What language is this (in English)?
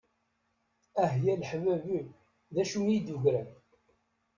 Kabyle